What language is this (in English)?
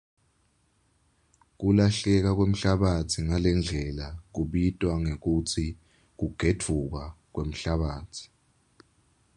Swati